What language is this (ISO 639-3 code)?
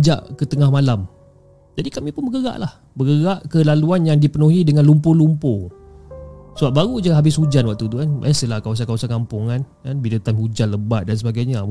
msa